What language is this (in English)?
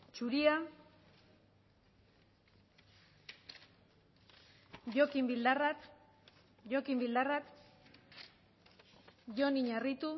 Basque